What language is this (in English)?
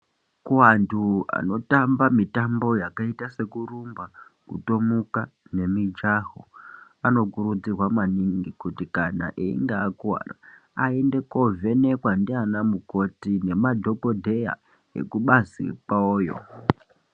Ndau